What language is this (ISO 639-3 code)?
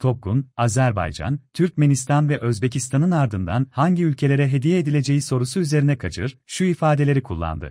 tur